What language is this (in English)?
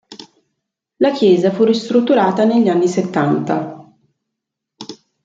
Italian